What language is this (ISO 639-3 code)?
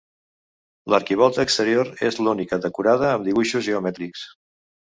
cat